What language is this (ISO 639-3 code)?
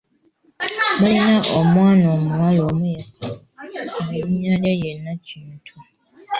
lug